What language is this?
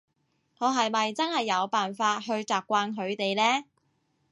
Cantonese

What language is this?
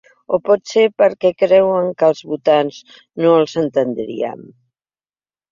Catalan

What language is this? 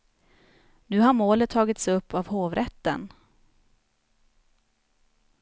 Swedish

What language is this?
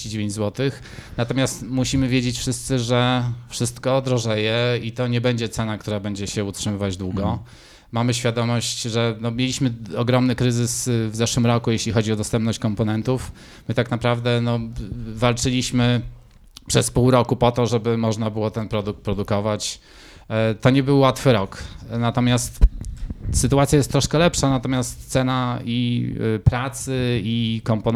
Polish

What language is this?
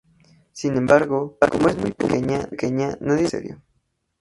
Spanish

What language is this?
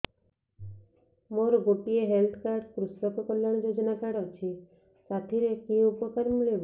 Odia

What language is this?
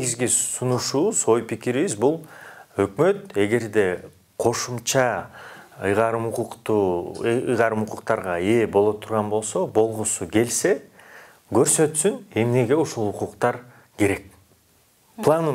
Turkish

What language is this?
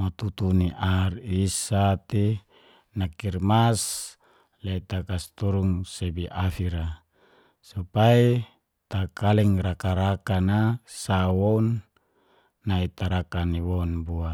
Geser-Gorom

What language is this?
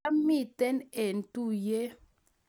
Kalenjin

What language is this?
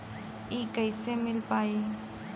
Bhojpuri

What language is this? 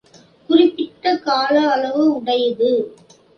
Tamil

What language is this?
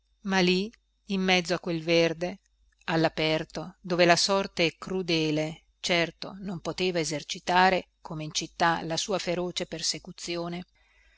Italian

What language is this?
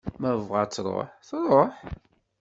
Kabyle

